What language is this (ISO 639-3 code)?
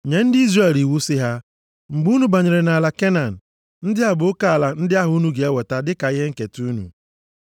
ibo